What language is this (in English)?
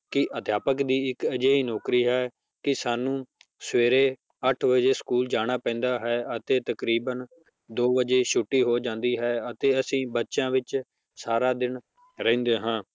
Punjabi